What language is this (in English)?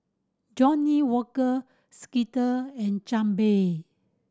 English